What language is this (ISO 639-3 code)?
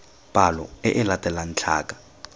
tsn